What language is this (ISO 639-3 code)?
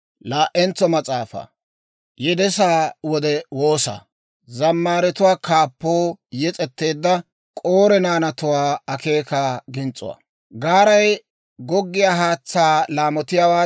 dwr